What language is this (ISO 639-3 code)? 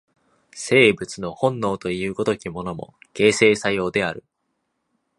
jpn